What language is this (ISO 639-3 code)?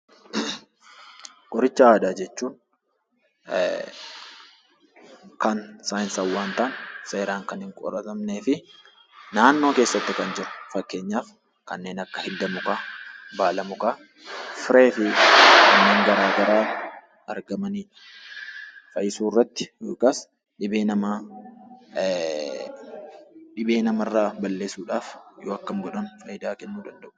orm